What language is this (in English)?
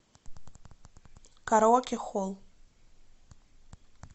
Russian